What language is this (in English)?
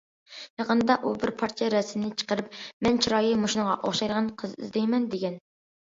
Uyghur